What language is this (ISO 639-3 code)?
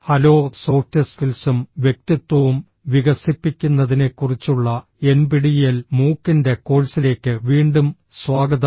mal